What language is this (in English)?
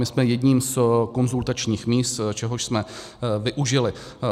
Czech